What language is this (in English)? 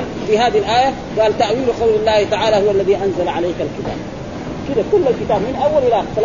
Arabic